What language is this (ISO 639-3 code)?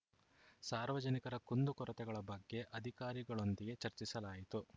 kan